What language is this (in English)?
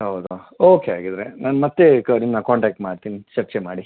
Kannada